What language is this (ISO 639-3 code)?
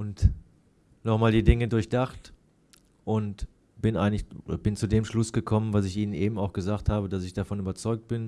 deu